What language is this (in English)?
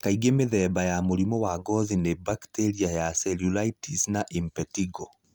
Kikuyu